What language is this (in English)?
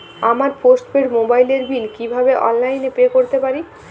Bangla